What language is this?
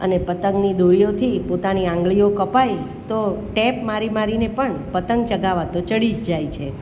Gujarati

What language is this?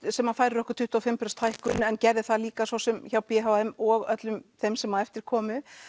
Icelandic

